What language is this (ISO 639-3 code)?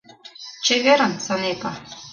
chm